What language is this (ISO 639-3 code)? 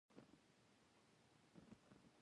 pus